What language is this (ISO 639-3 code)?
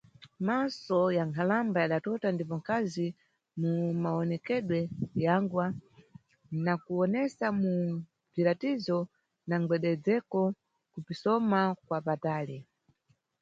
nyu